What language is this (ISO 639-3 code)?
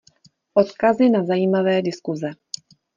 ces